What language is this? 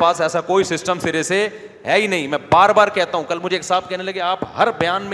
Urdu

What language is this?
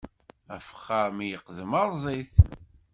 Kabyle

